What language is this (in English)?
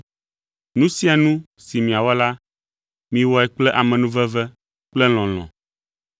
Ewe